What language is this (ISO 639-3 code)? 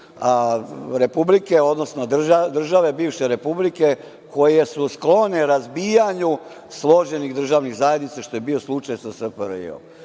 srp